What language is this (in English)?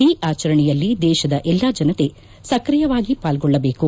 Kannada